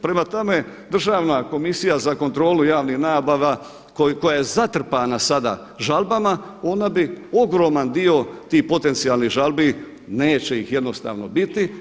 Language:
Croatian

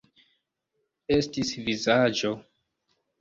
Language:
Esperanto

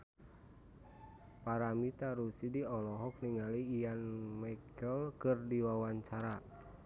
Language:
Sundanese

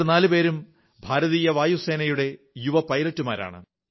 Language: Malayalam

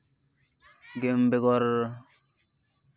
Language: Santali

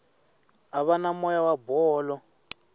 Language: Tsonga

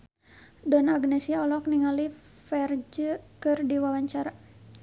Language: Sundanese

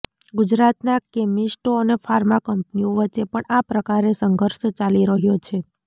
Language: Gujarati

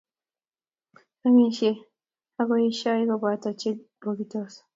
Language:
Kalenjin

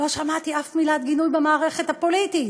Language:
Hebrew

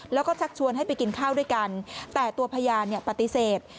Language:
Thai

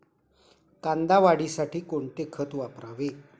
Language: Marathi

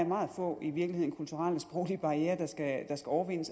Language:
Danish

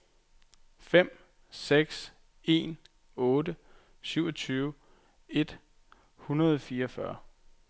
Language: Danish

